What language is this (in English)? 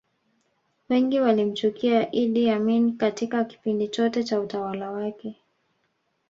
Swahili